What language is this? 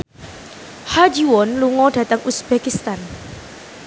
Javanese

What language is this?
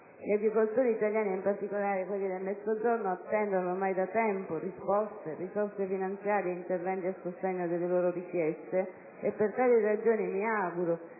Italian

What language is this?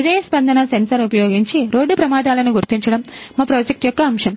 Telugu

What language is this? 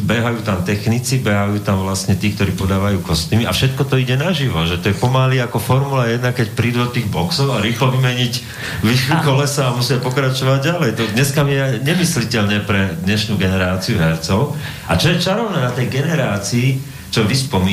Slovak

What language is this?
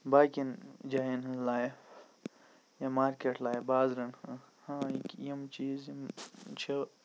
Kashmiri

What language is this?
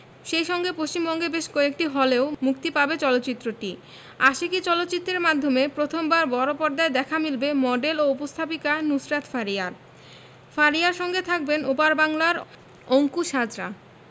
Bangla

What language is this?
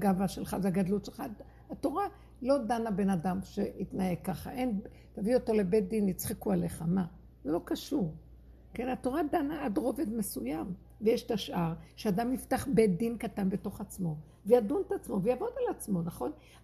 Hebrew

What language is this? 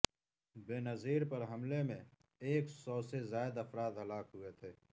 Urdu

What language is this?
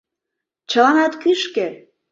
Mari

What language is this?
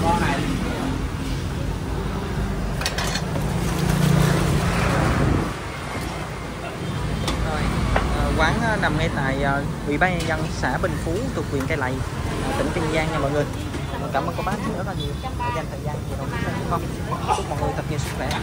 Vietnamese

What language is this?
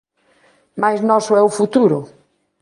Galician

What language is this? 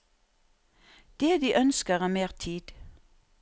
Norwegian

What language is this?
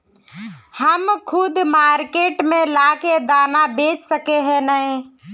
Magahi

